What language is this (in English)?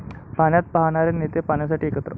Marathi